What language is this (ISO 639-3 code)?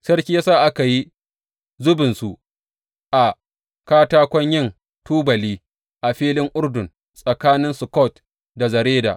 hau